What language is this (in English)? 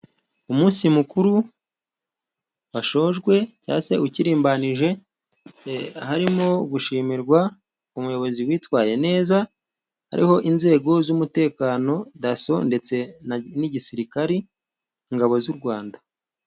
Kinyarwanda